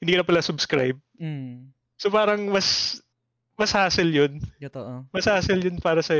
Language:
Filipino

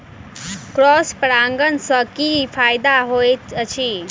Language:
Maithili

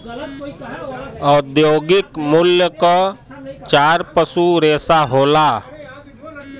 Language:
Bhojpuri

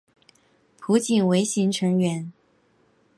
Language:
Chinese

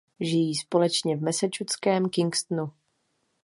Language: Czech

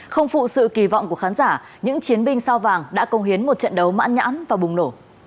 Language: Vietnamese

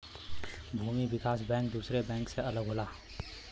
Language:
Bhojpuri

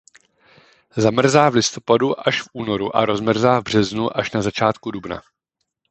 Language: Czech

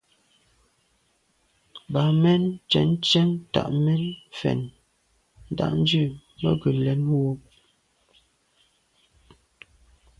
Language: Medumba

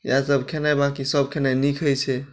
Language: Maithili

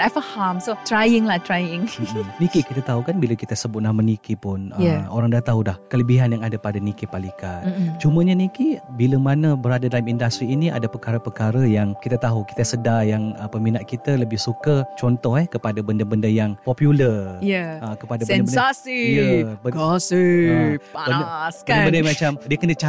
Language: Malay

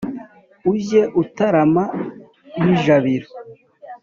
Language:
Kinyarwanda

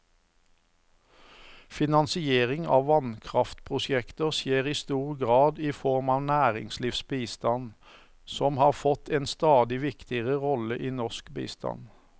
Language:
Norwegian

